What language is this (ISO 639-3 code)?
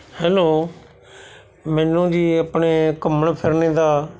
pan